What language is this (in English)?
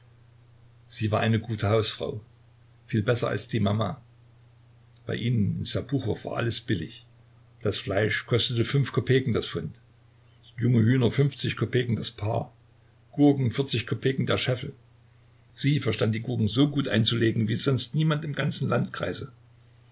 German